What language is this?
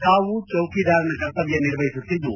Kannada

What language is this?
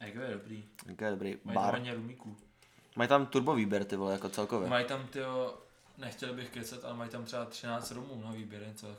Czech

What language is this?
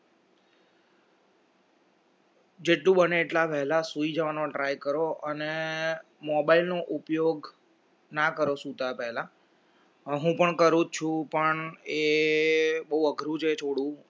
Gujarati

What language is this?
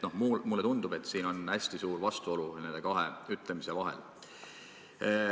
Estonian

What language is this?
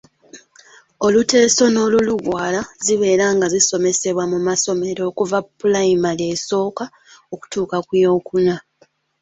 Ganda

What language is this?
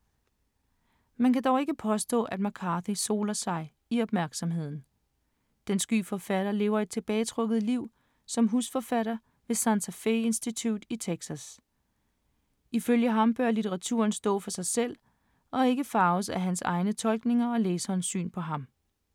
Danish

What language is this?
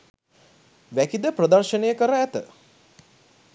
Sinhala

